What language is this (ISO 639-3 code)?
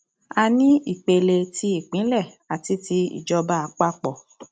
yor